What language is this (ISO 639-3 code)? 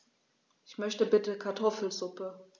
deu